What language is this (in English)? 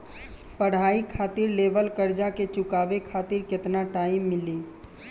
Bhojpuri